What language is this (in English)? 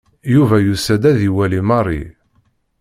Kabyle